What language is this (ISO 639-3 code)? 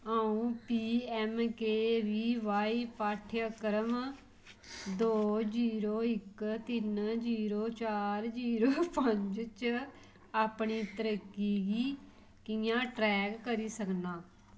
doi